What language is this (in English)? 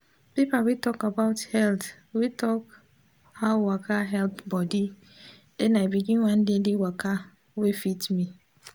Nigerian Pidgin